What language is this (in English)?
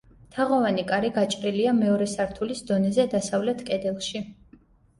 Georgian